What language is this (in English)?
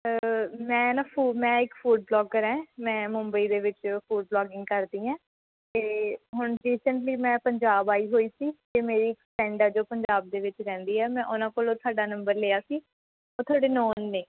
Punjabi